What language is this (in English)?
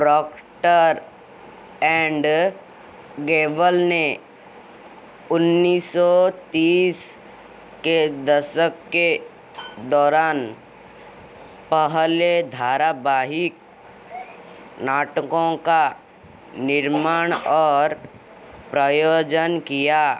Hindi